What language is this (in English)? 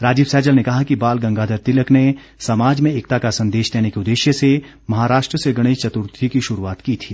Hindi